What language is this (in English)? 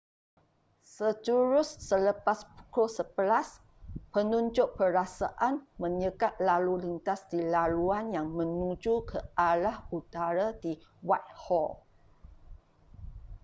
Malay